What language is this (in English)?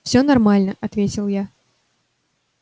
Russian